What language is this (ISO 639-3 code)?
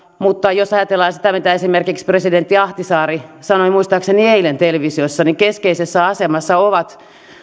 fin